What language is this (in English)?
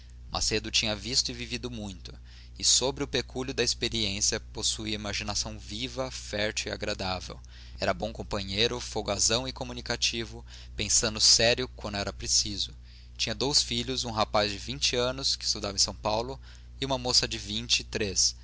Portuguese